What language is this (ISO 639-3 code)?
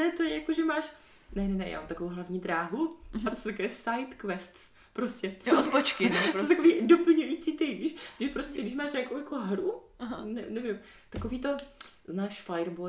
ces